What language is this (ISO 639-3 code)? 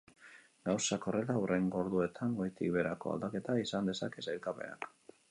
eus